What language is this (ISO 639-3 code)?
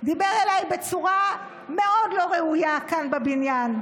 heb